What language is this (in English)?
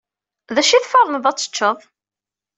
Kabyle